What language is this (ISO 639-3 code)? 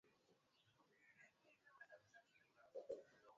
swa